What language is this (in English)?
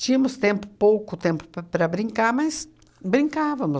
Portuguese